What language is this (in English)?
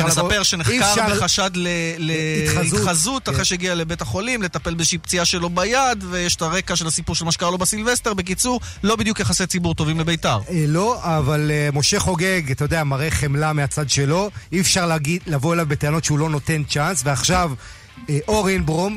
Hebrew